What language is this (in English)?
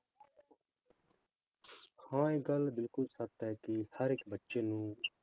Punjabi